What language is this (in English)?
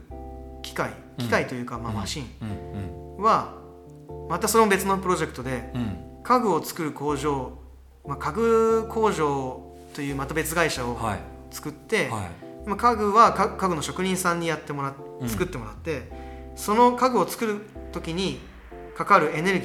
Japanese